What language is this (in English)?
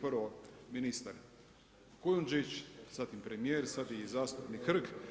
Croatian